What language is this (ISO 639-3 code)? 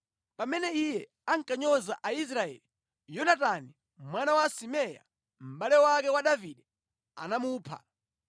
nya